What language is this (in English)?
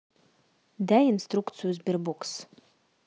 Russian